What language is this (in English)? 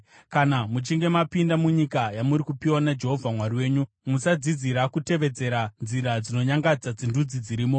Shona